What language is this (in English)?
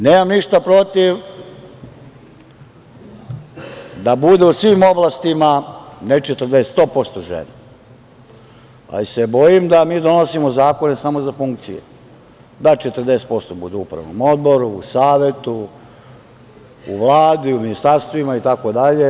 Serbian